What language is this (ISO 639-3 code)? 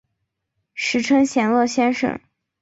zho